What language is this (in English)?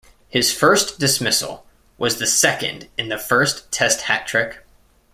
English